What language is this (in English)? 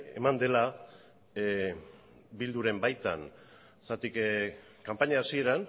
Basque